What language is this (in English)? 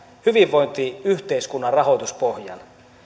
Finnish